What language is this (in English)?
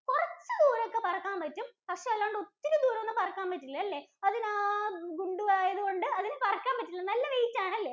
Malayalam